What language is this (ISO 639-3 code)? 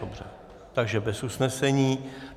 ces